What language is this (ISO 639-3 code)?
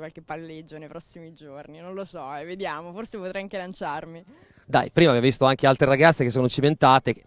ita